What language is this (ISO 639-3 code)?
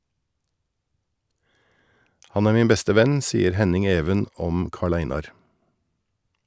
nor